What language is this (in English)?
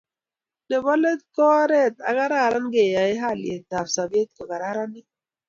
Kalenjin